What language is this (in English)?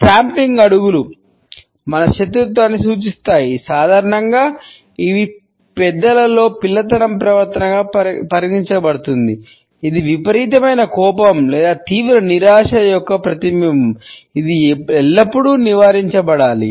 Telugu